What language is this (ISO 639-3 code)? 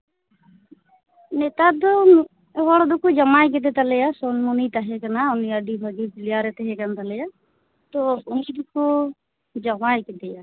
sat